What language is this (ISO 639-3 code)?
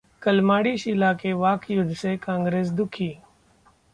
hin